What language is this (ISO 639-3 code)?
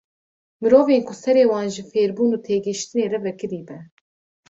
kur